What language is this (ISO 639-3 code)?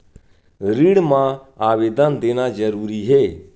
hne